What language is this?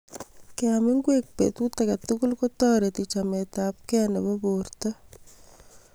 Kalenjin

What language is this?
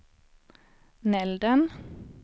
Swedish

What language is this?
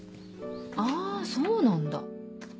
Japanese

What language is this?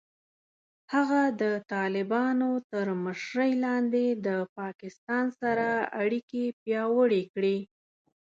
Pashto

